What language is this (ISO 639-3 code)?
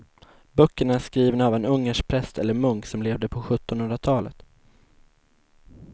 swe